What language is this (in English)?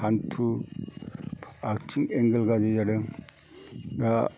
Bodo